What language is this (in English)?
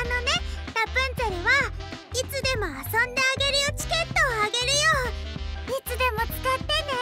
Japanese